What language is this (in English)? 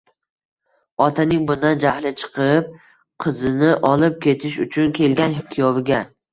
Uzbek